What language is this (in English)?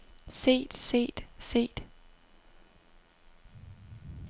Danish